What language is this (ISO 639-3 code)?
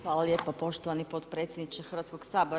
hrv